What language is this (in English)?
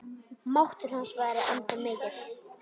Icelandic